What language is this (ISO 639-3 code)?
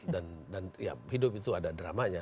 ind